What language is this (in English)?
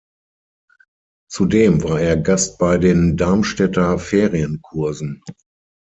German